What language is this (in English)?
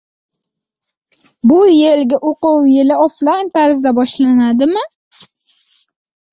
Uzbek